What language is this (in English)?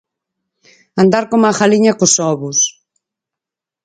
Galician